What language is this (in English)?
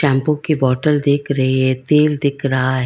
Hindi